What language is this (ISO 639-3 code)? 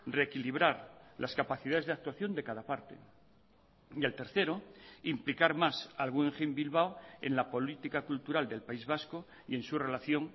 spa